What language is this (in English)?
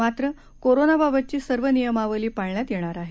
Marathi